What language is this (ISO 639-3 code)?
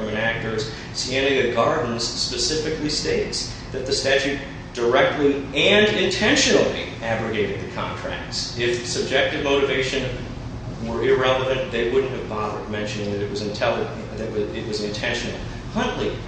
eng